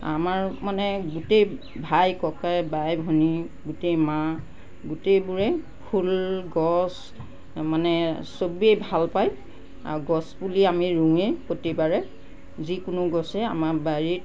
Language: Assamese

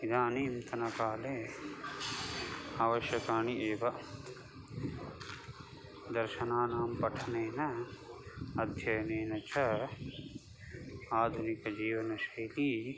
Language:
Sanskrit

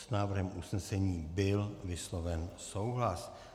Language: Czech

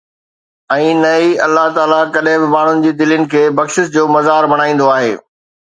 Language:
Sindhi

